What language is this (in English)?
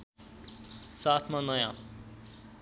Nepali